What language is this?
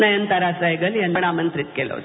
Marathi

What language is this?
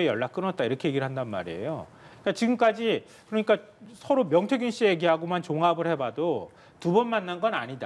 Korean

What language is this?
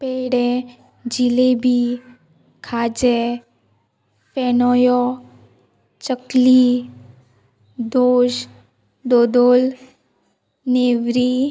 Konkani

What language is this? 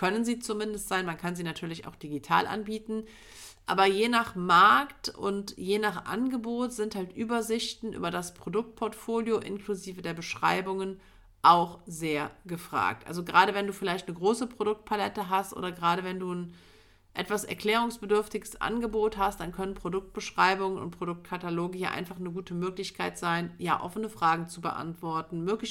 German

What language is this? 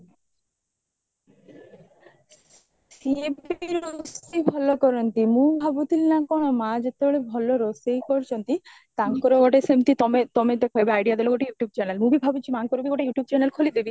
Odia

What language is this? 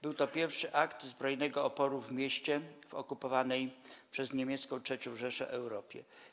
Polish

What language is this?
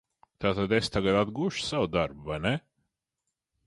Latvian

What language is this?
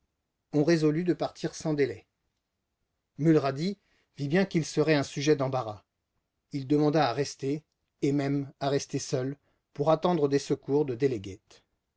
French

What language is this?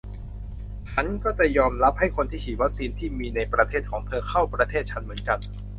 Thai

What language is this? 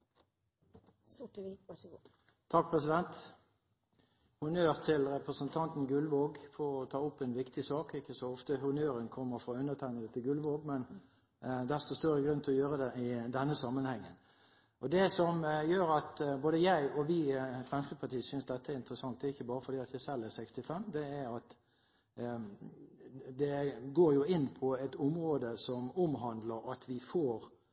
Norwegian Bokmål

